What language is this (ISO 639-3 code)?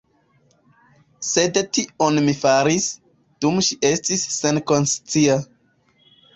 epo